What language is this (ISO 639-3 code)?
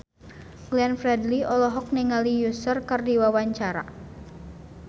sun